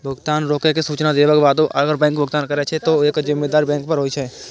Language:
Maithili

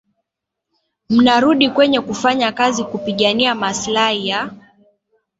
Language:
Swahili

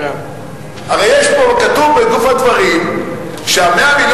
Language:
Hebrew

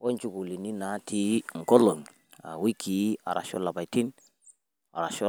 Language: Masai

